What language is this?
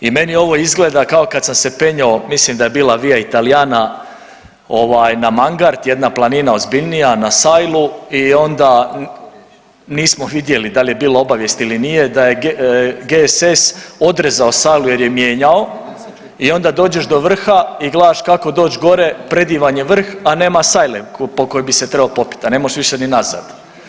Croatian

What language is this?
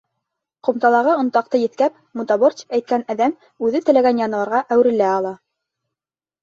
Bashkir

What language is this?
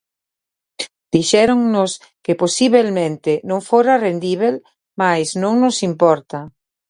Galician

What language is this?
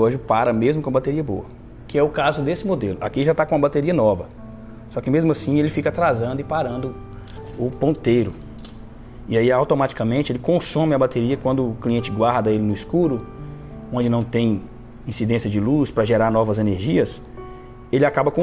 Portuguese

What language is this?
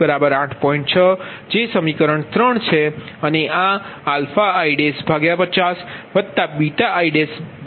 Gujarati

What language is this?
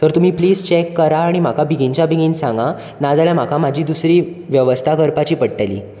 Konkani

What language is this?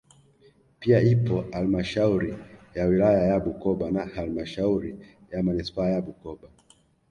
Swahili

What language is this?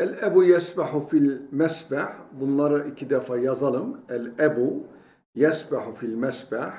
Turkish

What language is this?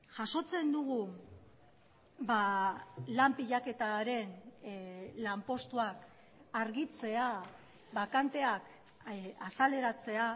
Basque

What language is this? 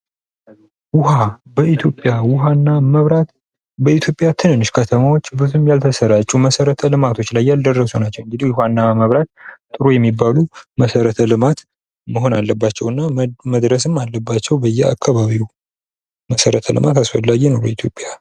Amharic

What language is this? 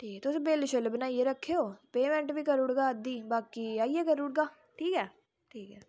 Dogri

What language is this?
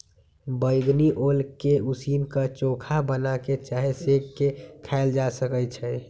Magahi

